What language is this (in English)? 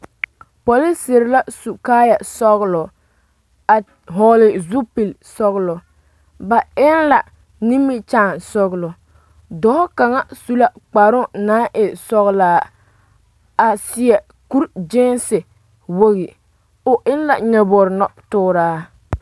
Southern Dagaare